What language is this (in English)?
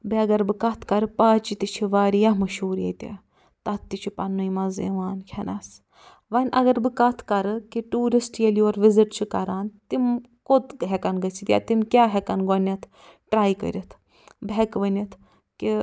Kashmiri